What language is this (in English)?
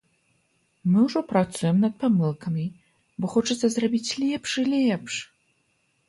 Belarusian